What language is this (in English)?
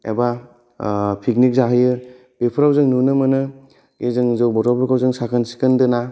Bodo